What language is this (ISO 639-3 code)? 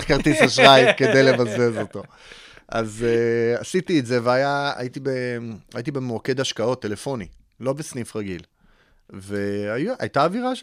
heb